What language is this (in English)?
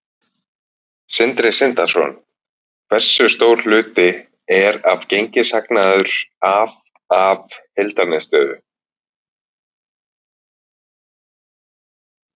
Icelandic